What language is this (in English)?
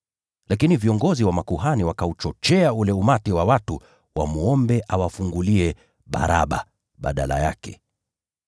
Swahili